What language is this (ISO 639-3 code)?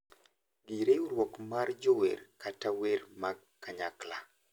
luo